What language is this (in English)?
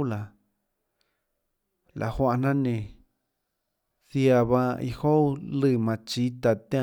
Tlacoatzintepec Chinantec